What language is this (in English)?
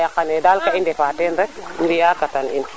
Serer